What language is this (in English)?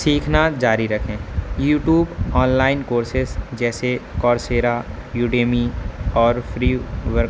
Urdu